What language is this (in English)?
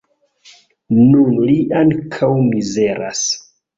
Esperanto